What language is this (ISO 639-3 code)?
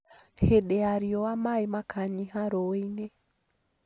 kik